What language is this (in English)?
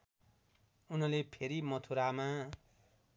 Nepali